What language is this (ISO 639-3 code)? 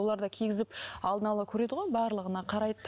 kaz